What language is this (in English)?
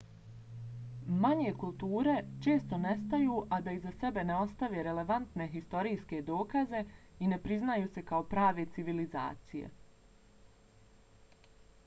Bosnian